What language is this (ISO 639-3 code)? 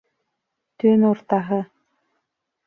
bak